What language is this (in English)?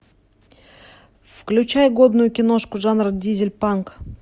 Russian